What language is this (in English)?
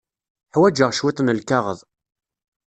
Kabyle